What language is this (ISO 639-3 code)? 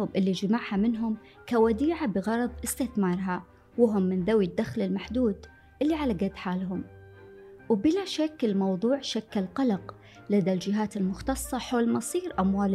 ara